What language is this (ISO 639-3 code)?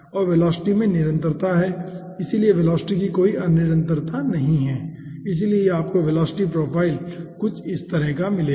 hin